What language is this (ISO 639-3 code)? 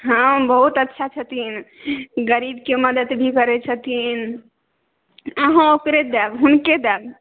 mai